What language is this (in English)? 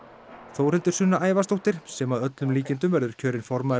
Icelandic